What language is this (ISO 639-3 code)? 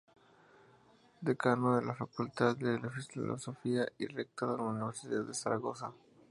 spa